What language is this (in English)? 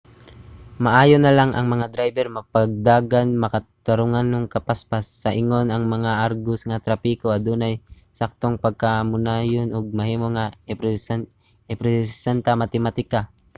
Cebuano